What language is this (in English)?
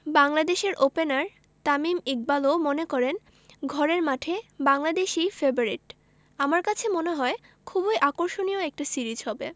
Bangla